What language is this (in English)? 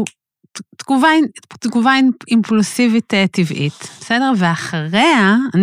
Hebrew